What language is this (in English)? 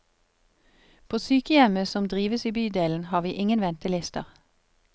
Norwegian